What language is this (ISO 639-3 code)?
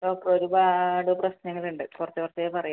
mal